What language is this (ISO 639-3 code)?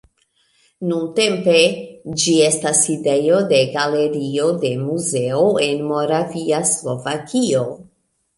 epo